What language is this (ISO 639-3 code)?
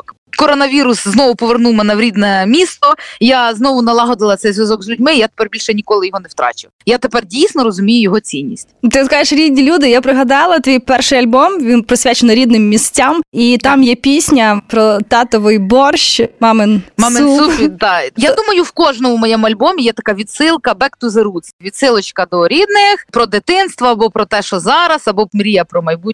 ukr